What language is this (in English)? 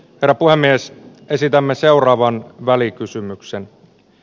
Finnish